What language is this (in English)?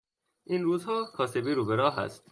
Persian